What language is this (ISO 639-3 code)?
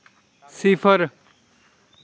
doi